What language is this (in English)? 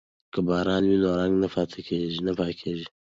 Pashto